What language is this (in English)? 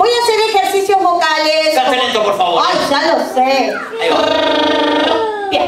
Spanish